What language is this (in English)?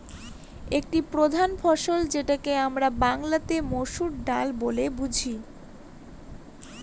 Bangla